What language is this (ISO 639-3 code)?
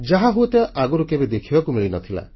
ori